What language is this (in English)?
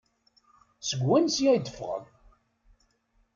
Kabyle